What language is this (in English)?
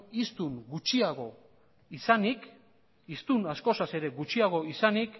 Basque